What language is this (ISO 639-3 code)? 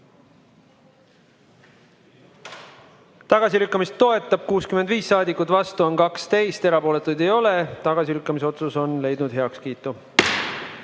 est